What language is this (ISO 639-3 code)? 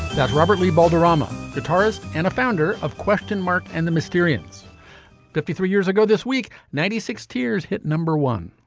eng